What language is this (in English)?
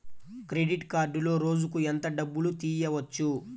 Telugu